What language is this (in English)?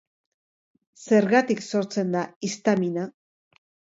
Basque